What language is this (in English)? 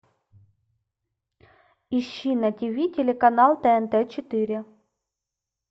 Russian